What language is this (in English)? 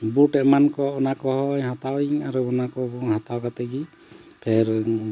Santali